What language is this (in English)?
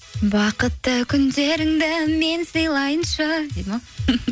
Kazakh